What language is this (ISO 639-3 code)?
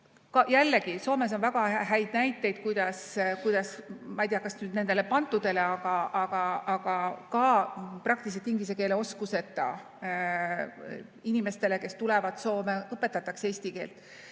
est